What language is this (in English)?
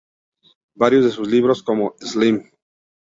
Spanish